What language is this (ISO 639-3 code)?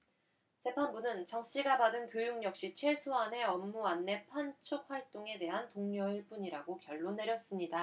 kor